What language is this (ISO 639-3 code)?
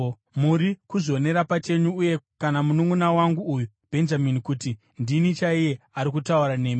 sna